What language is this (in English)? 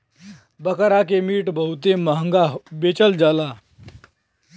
Bhojpuri